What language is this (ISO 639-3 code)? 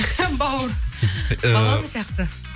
kaz